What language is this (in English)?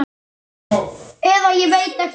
Icelandic